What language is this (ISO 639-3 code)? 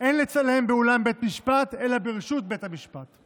heb